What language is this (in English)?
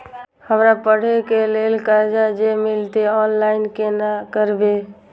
Maithili